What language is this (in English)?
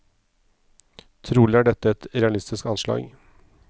Norwegian